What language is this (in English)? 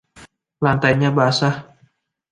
Indonesian